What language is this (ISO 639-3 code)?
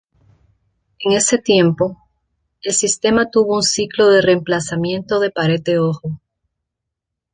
spa